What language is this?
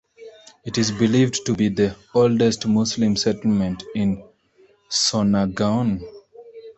English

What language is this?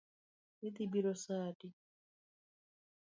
Luo (Kenya and Tanzania)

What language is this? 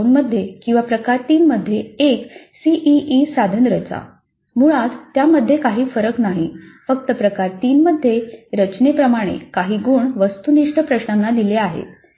Marathi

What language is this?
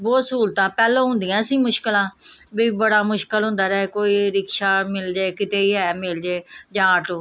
Punjabi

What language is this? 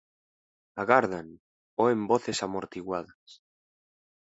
Galician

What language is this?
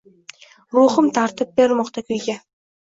Uzbek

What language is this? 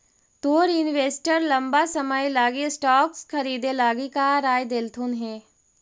Magahi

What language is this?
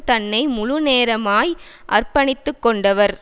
Tamil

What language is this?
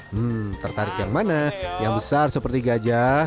Indonesian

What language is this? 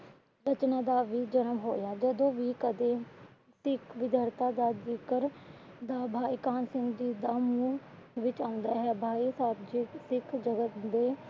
Punjabi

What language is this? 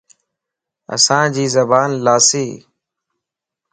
Lasi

